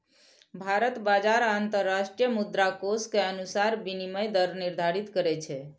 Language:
Maithili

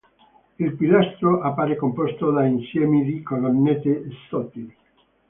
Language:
Italian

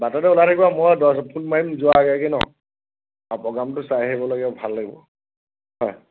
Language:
Assamese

